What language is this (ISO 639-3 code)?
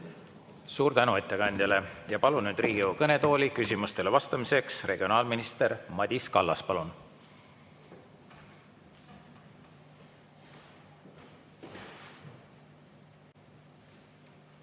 est